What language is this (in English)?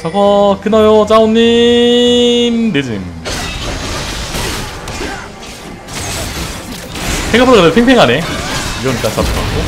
Korean